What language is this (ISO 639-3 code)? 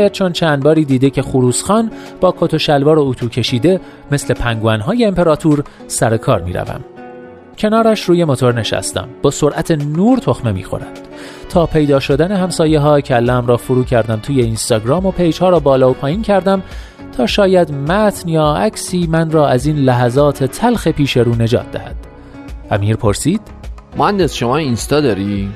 fas